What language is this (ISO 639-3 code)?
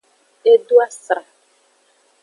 ajg